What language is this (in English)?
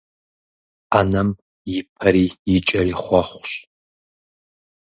Kabardian